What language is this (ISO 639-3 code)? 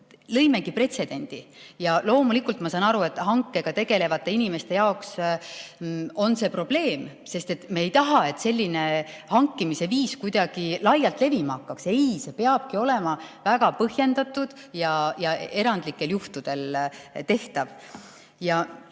est